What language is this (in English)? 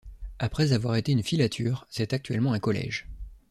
French